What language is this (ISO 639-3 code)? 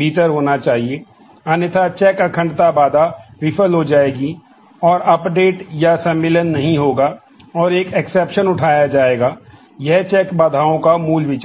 hin